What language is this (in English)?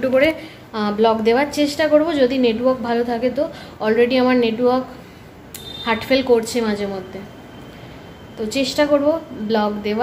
Hindi